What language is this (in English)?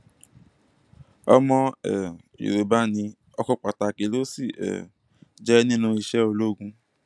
Yoruba